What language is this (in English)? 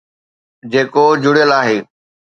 Sindhi